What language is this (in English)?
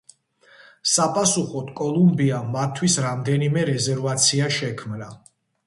Georgian